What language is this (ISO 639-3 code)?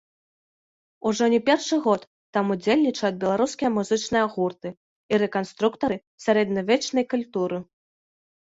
bel